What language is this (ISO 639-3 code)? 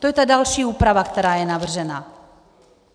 ces